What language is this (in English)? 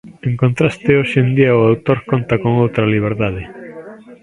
Galician